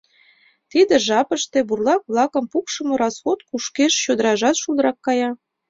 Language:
Mari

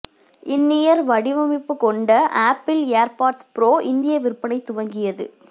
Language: Tamil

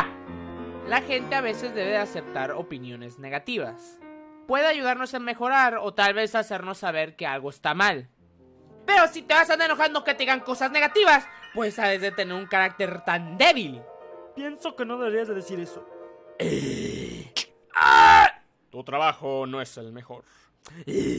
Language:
Spanish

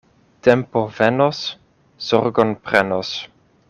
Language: Esperanto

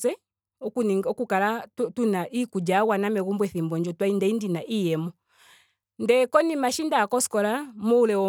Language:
Ndonga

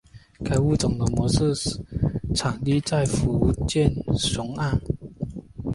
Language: Chinese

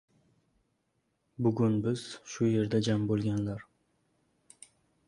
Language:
Uzbek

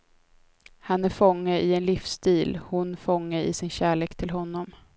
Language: Swedish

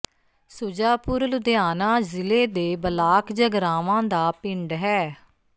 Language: Punjabi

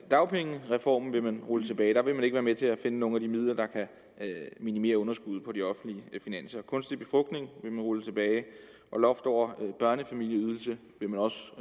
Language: Danish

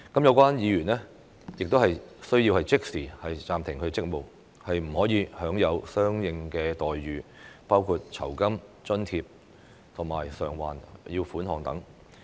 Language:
Cantonese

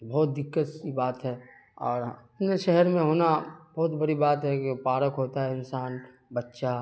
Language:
Urdu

